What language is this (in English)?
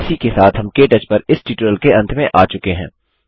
Hindi